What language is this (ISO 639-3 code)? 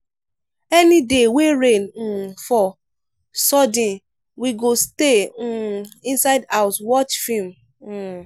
pcm